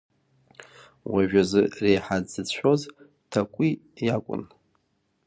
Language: Abkhazian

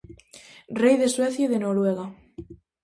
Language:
Galician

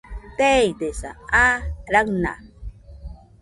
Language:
Nüpode Huitoto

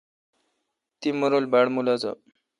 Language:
Kalkoti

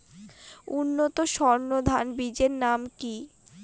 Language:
Bangla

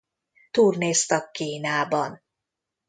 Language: Hungarian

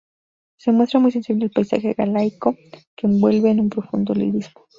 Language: Spanish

